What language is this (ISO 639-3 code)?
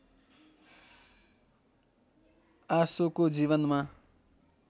nep